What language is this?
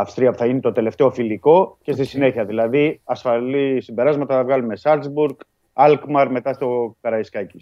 Greek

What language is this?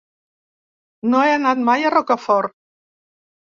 Catalan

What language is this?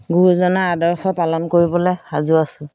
Assamese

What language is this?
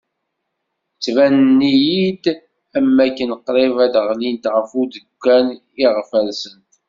Kabyle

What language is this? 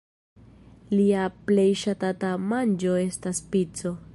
Esperanto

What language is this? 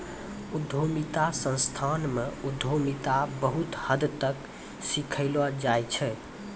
Maithili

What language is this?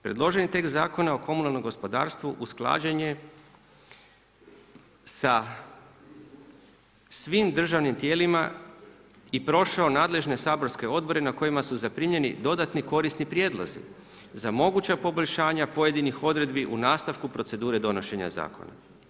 Croatian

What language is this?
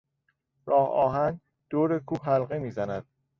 Persian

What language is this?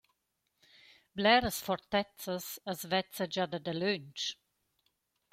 Romansh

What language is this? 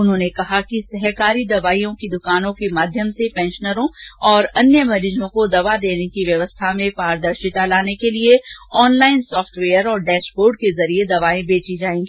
Hindi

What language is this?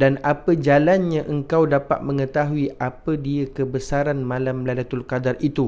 Malay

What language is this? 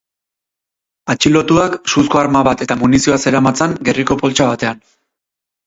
Basque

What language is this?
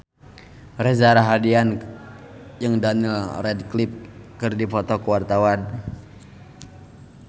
Sundanese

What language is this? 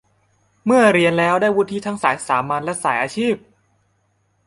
Thai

